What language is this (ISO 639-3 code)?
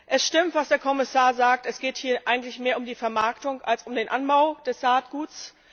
deu